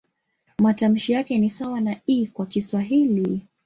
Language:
Swahili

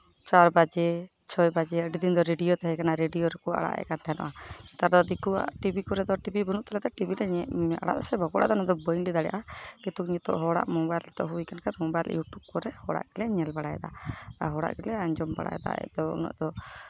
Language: Santali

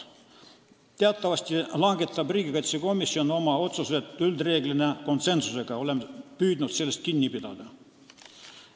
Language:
Estonian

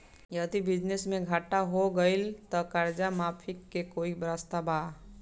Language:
Bhojpuri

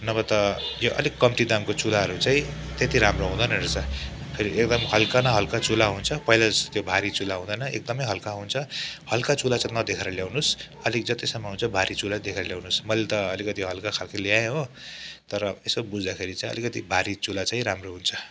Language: Nepali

